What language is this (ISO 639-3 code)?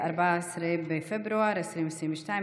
heb